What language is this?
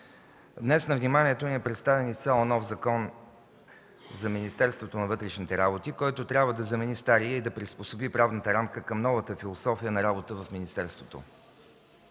Bulgarian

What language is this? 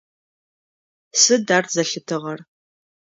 Adyghe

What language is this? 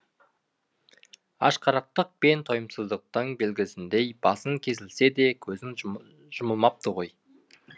Kazakh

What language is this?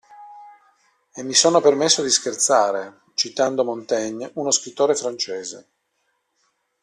Italian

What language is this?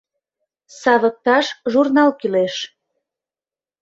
Mari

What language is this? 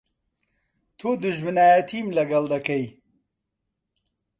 Central Kurdish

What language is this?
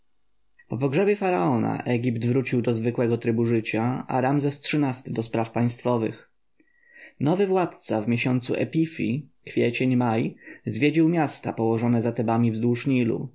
Polish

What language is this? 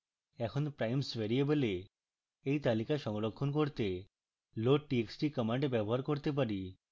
Bangla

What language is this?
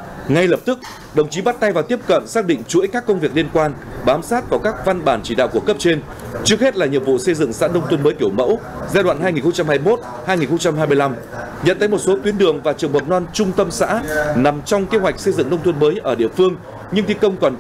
Vietnamese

